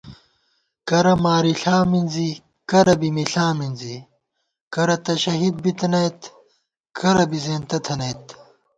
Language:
Gawar-Bati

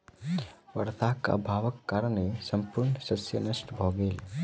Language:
Maithili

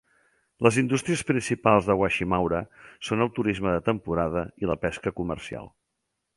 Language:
Catalan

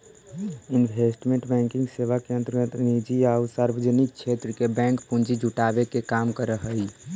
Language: Magahi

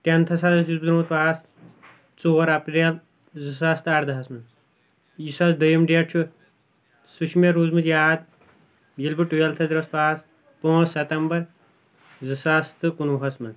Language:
Kashmiri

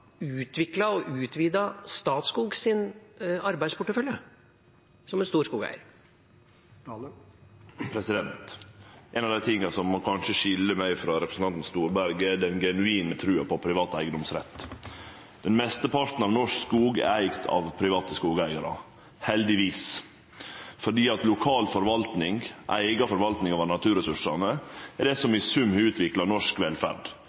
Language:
Norwegian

